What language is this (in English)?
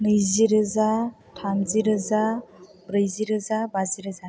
Bodo